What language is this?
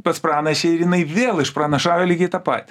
Lithuanian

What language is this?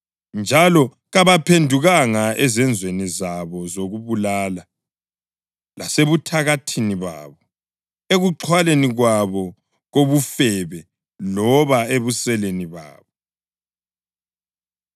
North Ndebele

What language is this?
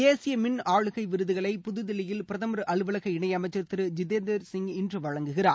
Tamil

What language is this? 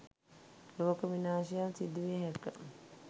Sinhala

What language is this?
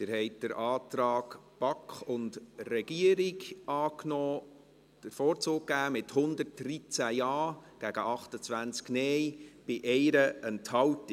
Swiss German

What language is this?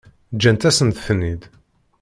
Kabyle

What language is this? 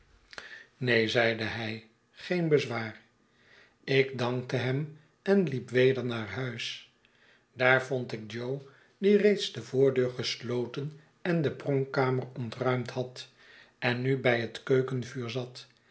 Dutch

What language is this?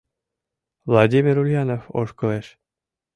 Mari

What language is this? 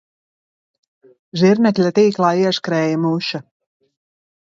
Latvian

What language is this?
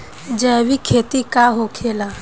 Bhojpuri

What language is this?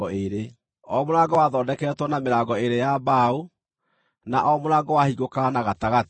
Kikuyu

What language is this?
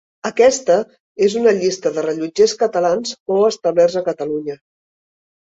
Catalan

